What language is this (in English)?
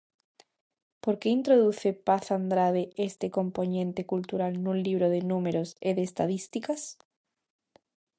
Galician